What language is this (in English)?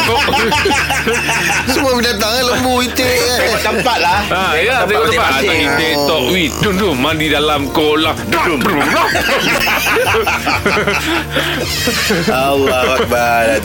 Malay